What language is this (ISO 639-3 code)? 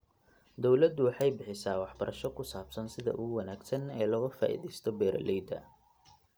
som